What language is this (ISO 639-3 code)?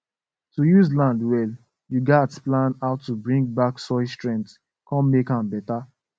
pcm